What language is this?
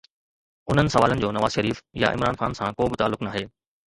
Sindhi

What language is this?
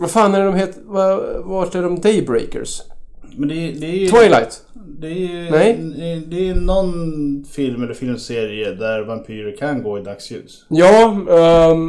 Swedish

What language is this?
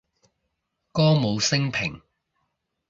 Cantonese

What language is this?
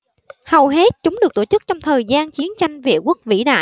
Vietnamese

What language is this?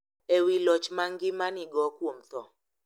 Luo (Kenya and Tanzania)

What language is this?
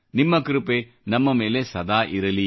Kannada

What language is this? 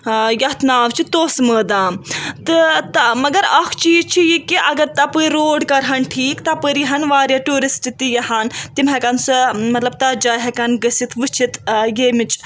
Kashmiri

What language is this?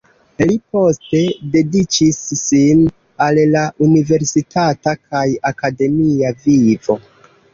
Esperanto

